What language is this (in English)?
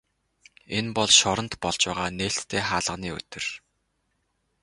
Mongolian